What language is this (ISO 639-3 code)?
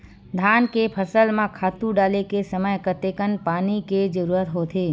hne